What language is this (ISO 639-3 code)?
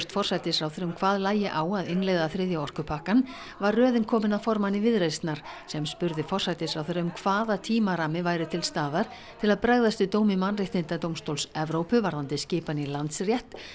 isl